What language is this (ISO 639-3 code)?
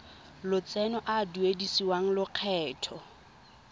tsn